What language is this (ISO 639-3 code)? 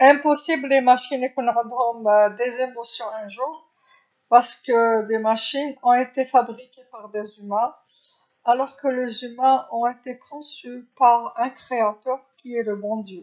arq